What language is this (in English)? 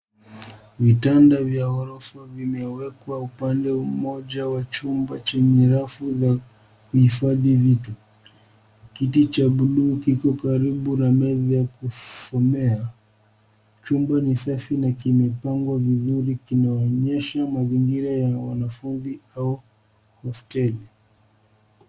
Swahili